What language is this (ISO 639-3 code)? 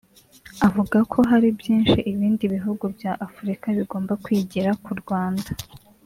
kin